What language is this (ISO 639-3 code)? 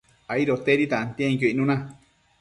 mcf